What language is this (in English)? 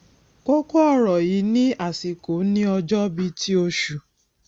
Yoruba